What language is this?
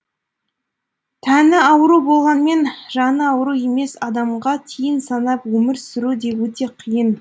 Kazakh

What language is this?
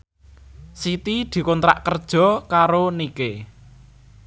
Javanese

